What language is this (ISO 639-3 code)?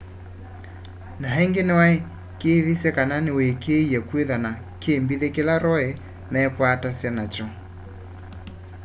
kam